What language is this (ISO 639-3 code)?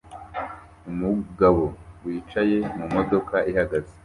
kin